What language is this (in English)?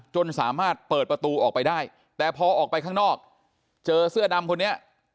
Thai